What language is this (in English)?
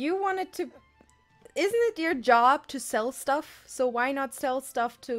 English